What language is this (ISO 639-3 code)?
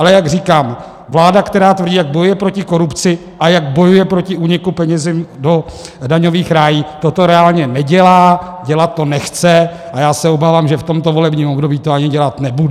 ces